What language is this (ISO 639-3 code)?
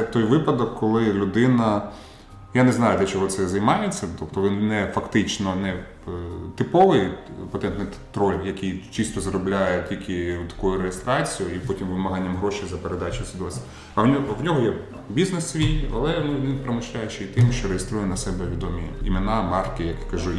ukr